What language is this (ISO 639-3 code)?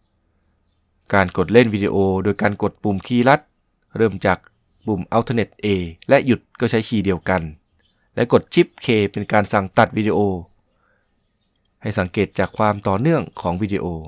tha